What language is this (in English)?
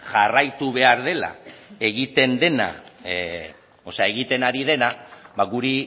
Basque